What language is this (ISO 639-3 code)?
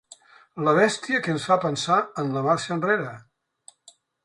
cat